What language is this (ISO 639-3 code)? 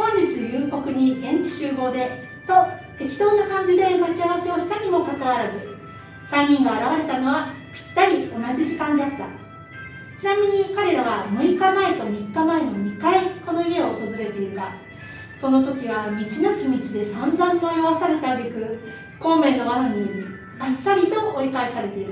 jpn